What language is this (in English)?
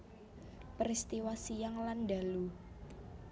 Javanese